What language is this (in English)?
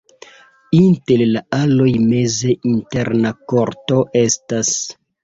Esperanto